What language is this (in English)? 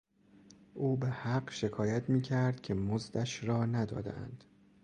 Persian